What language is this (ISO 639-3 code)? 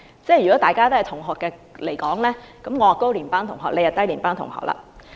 yue